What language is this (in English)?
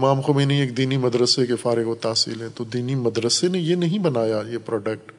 Urdu